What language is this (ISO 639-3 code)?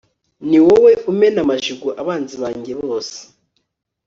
kin